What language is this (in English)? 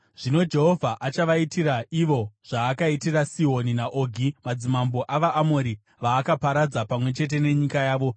Shona